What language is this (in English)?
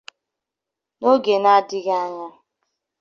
Igbo